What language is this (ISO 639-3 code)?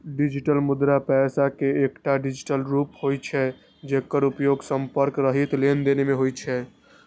mai